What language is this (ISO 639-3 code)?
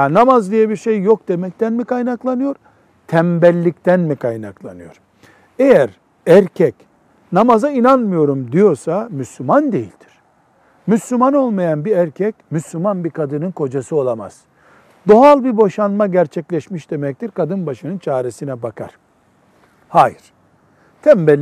tur